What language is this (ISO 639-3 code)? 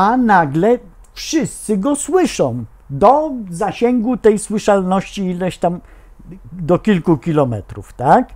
pol